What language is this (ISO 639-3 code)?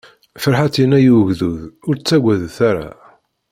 kab